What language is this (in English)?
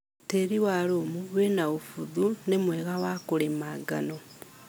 Kikuyu